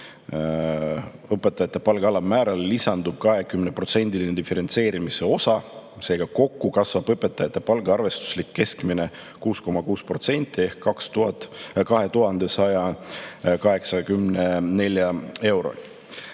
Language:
Estonian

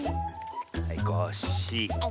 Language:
Japanese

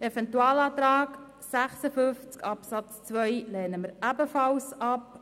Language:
Swiss German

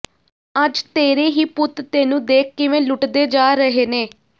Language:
Punjabi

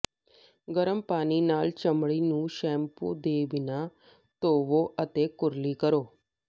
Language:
Punjabi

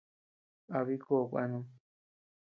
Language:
Tepeuxila Cuicatec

